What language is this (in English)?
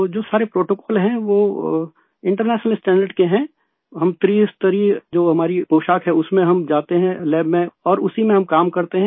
Hindi